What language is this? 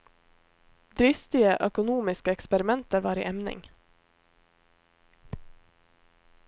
Norwegian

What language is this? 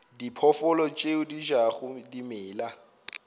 Northern Sotho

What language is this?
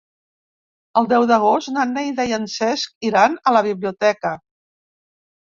Catalan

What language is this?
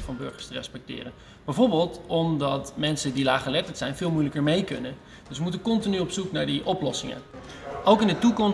Dutch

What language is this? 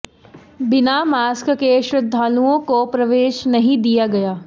Hindi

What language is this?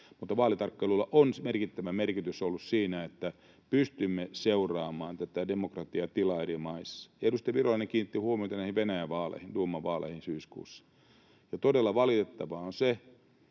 Finnish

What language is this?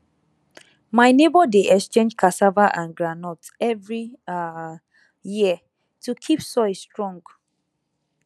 Nigerian Pidgin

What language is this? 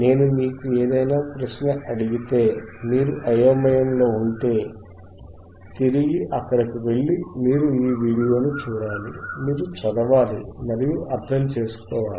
Telugu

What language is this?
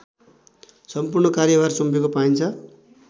Nepali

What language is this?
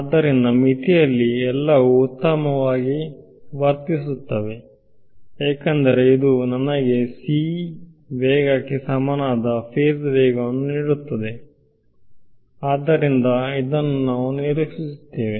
Kannada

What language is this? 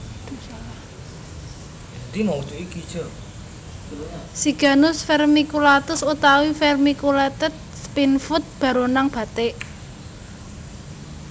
Javanese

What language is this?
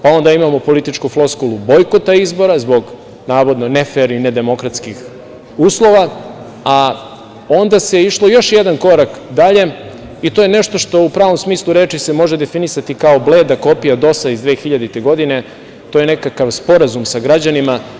Serbian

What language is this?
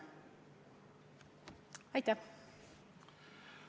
Estonian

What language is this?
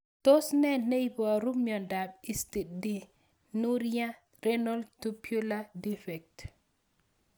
Kalenjin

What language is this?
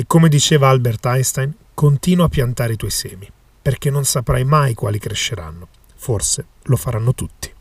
Italian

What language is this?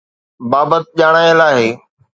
Sindhi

